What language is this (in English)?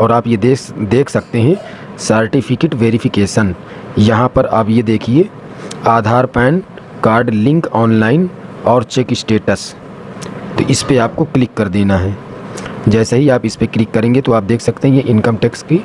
Hindi